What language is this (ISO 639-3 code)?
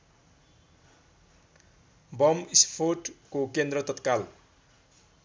nep